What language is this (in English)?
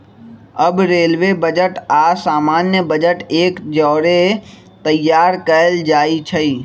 Magahi